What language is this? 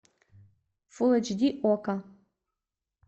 Russian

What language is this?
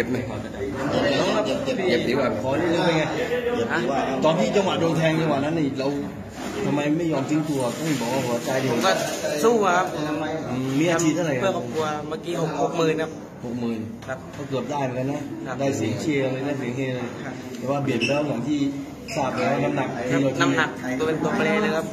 Thai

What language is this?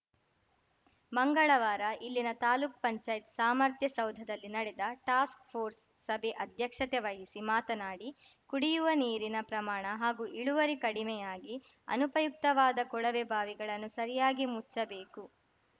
Kannada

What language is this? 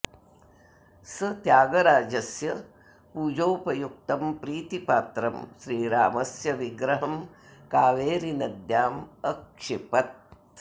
Sanskrit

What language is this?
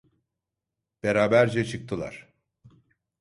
Turkish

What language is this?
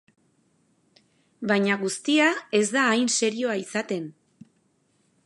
Basque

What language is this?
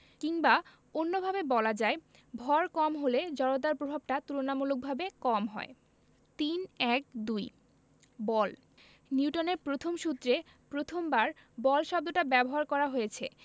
Bangla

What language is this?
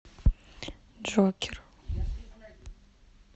Russian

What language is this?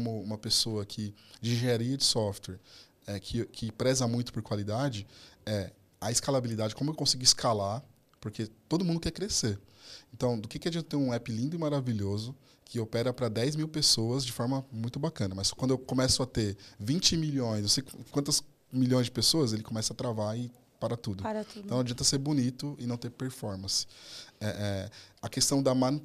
Portuguese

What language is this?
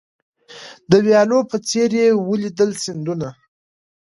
Pashto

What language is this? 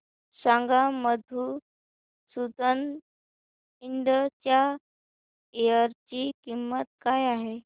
Marathi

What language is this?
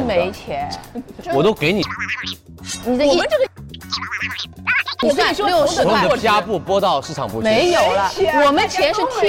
Chinese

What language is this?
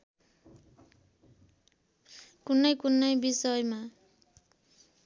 Nepali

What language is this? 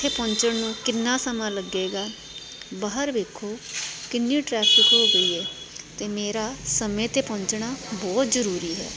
Punjabi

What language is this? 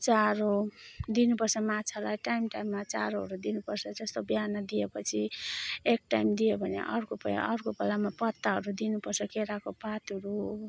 Nepali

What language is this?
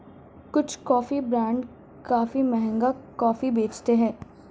Hindi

